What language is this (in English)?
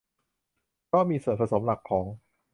Thai